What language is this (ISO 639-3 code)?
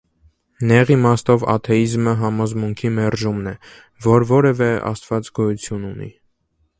hye